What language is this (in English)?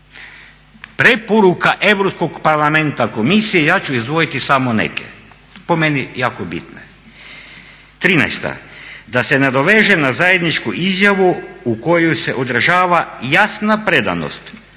Croatian